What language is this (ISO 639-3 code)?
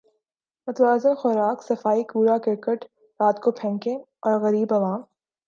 urd